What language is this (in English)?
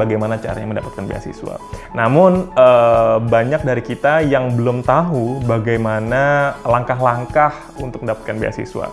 Indonesian